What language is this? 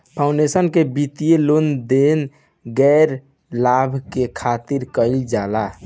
Bhojpuri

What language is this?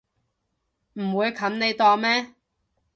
Cantonese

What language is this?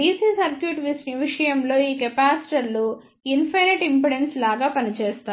Telugu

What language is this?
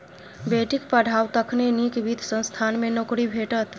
Maithili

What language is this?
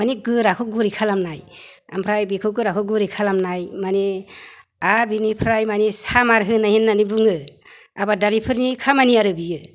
Bodo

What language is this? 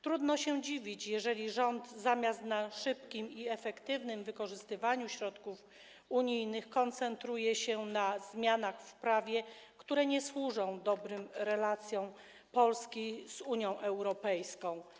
Polish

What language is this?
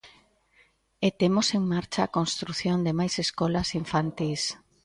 Galician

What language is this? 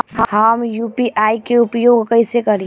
Bhojpuri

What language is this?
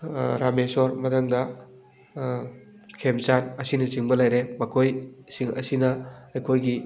Manipuri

